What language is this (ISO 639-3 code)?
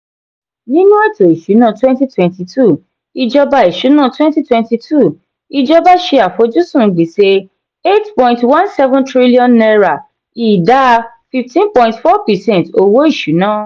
yor